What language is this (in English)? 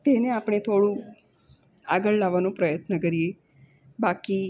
Gujarati